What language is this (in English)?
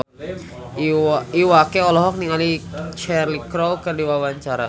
Sundanese